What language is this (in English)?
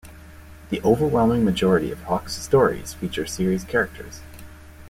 English